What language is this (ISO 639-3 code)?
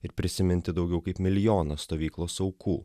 lit